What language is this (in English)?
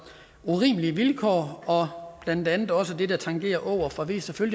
Danish